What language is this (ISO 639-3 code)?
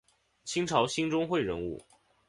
zho